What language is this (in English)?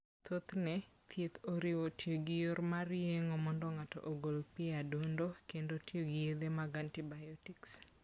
Luo (Kenya and Tanzania)